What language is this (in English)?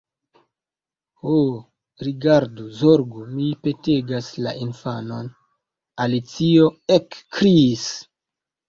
Esperanto